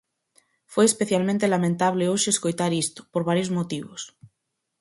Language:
Galician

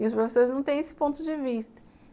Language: Portuguese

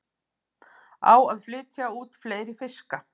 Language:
Icelandic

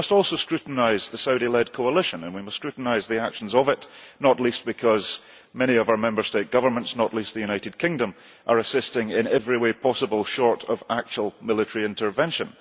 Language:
English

